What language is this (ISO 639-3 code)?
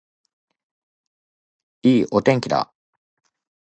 jpn